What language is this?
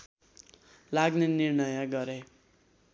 Nepali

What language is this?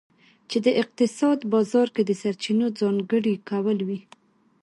Pashto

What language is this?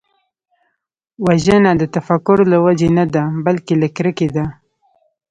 Pashto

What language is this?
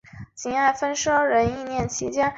Chinese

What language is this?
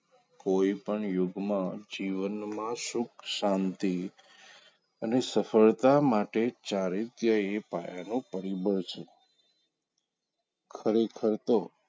Gujarati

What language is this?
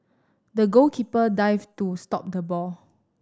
English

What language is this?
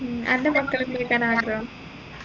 Malayalam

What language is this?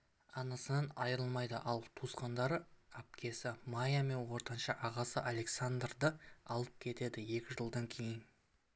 Kazakh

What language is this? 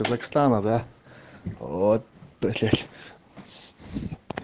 Russian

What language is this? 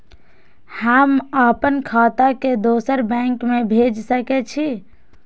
Maithili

